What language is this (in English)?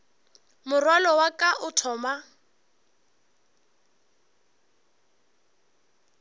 Northern Sotho